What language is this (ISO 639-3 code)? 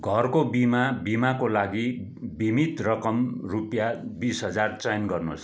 nep